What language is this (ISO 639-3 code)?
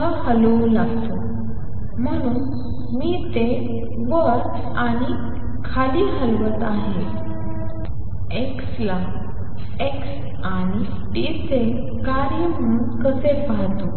mar